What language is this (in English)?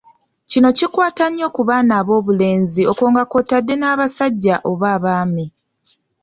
Ganda